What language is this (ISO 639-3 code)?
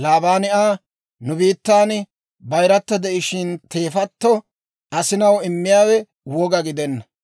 dwr